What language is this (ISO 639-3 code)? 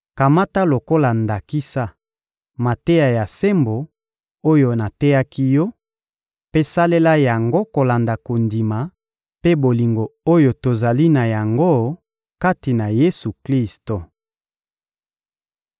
lin